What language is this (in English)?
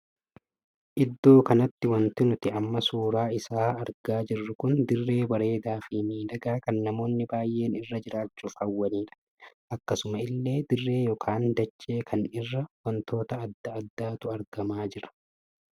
Oromo